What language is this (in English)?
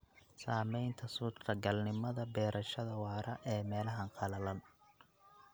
Somali